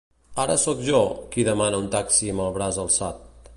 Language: Catalan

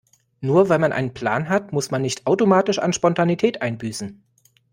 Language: German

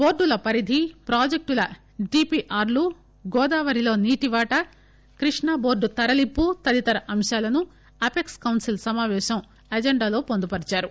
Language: Telugu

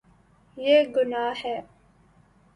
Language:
Urdu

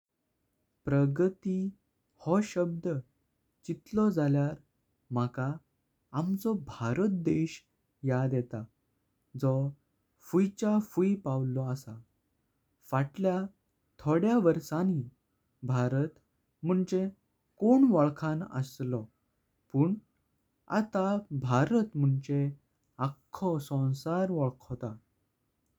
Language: Konkani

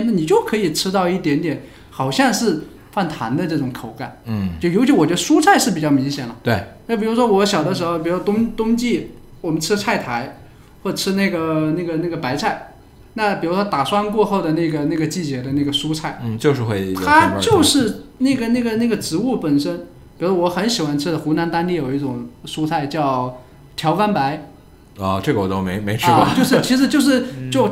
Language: Chinese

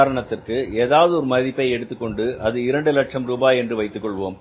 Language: Tamil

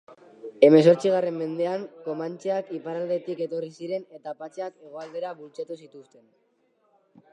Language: Basque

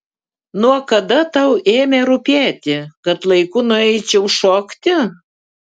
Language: Lithuanian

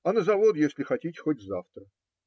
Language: Russian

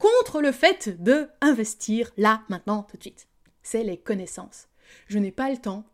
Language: French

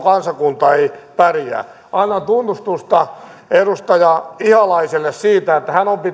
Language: Finnish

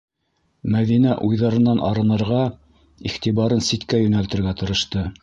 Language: Bashkir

